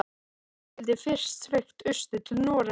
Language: Icelandic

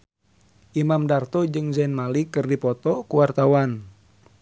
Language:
Sundanese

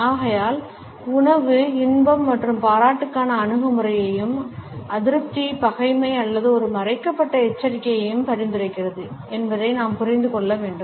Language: Tamil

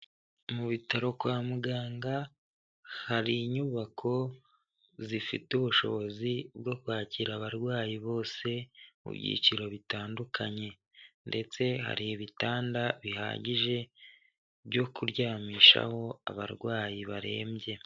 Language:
Kinyarwanda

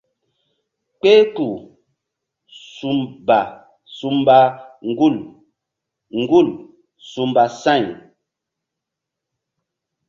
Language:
Mbum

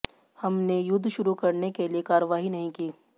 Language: Hindi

